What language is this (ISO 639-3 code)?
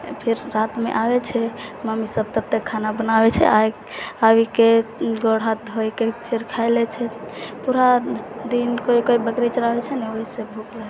mai